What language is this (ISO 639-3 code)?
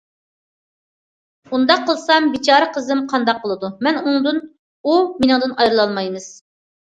uig